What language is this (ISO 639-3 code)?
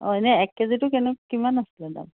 asm